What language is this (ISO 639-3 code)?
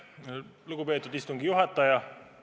est